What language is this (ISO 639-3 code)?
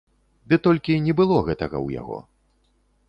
bel